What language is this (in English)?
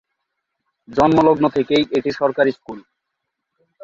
Bangla